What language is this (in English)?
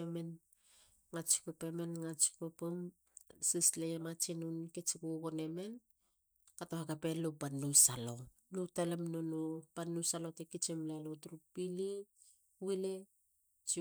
Halia